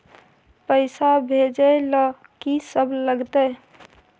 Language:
Maithili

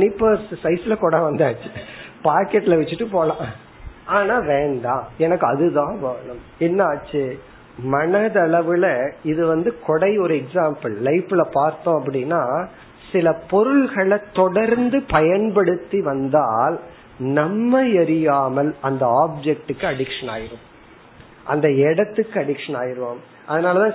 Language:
Tamil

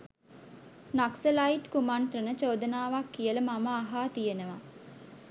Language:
Sinhala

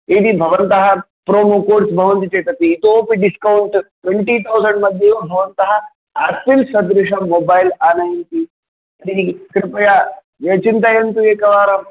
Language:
Sanskrit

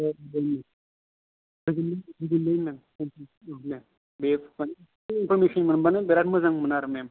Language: Bodo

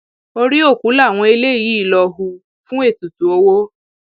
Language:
Yoruba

